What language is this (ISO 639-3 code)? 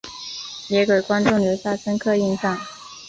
zho